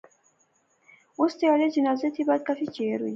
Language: Pahari-Potwari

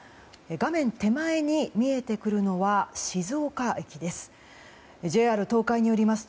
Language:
Japanese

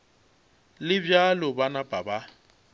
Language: Northern Sotho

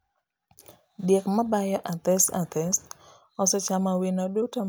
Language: Luo (Kenya and Tanzania)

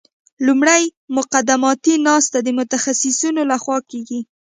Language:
Pashto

